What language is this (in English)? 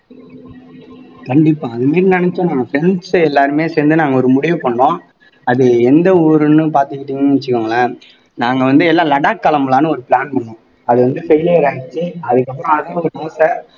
Tamil